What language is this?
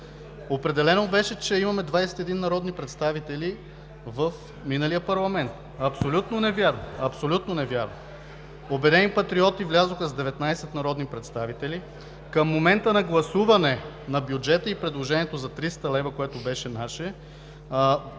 Bulgarian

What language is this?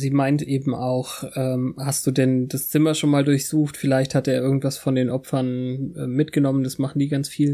German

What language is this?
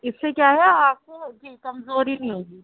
Urdu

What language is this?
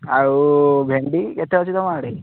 Odia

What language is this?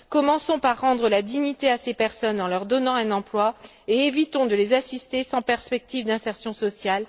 French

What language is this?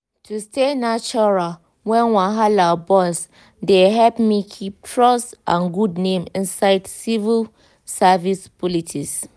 Nigerian Pidgin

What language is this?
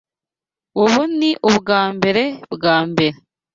Kinyarwanda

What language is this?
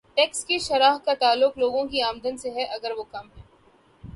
Urdu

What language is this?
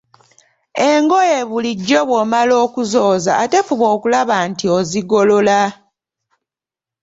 Ganda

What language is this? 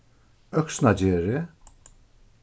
Faroese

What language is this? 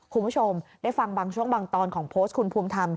Thai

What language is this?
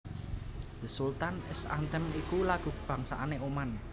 Javanese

